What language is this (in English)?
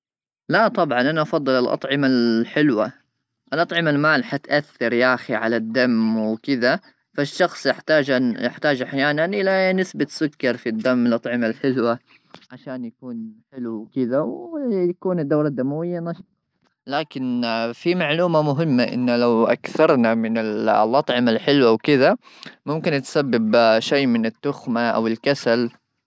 Gulf Arabic